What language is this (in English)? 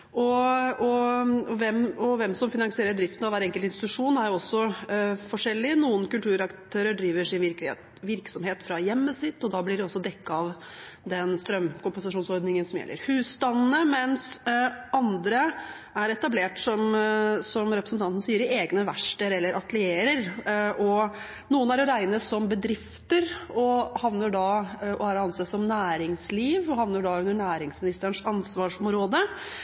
Norwegian Bokmål